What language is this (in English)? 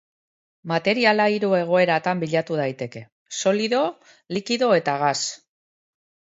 Basque